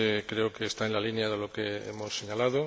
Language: Spanish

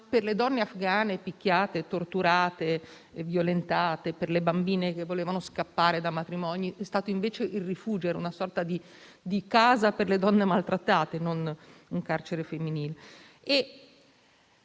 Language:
Italian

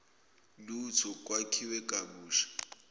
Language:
Zulu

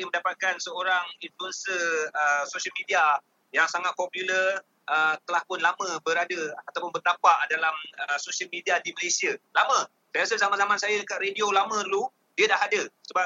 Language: Malay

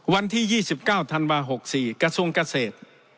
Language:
Thai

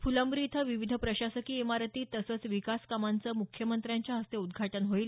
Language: Marathi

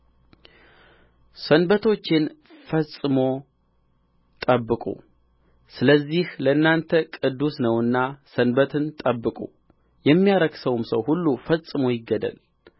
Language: Amharic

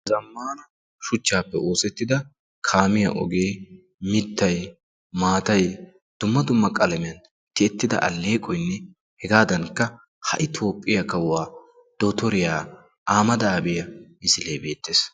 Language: Wolaytta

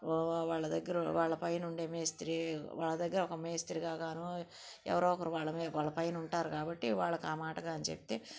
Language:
Telugu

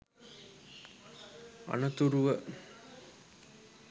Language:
Sinhala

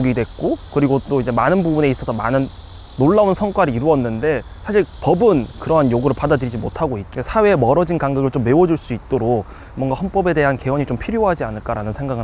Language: Korean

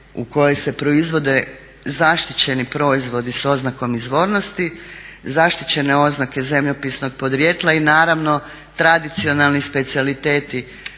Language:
Croatian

